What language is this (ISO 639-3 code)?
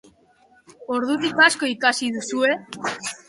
eus